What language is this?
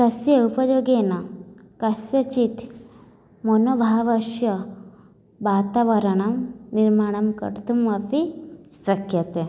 Sanskrit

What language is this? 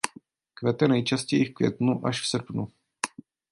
Czech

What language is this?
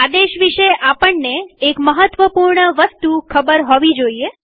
Gujarati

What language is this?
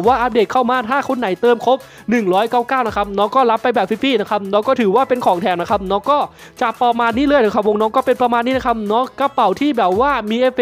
Thai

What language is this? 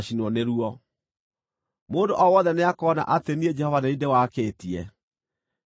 Kikuyu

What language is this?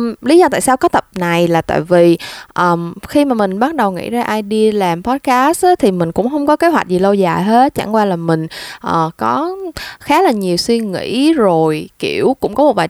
Vietnamese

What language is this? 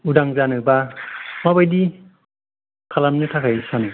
Bodo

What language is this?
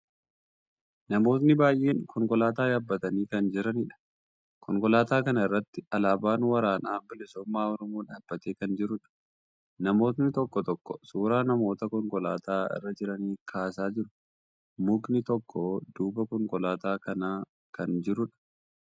Oromo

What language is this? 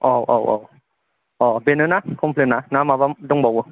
Bodo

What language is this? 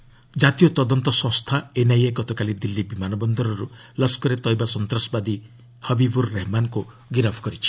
Odia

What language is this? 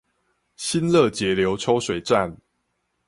Chinese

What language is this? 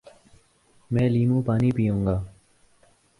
Urdu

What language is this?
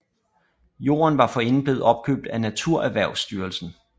Danish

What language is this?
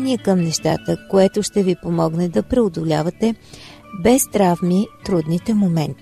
Bulgarian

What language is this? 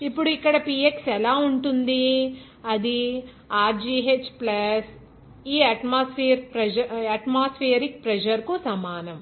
Telugu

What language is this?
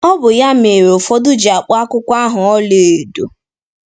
Igbo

